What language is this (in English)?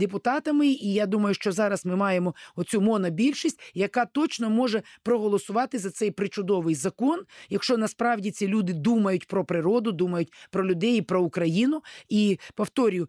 Ukrainian